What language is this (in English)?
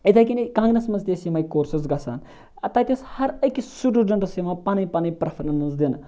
Kashmiri